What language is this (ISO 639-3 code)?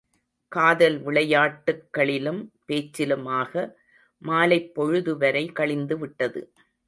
tam